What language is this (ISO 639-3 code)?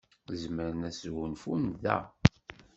kab